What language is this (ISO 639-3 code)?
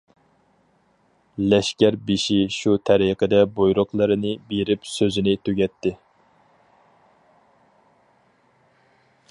uig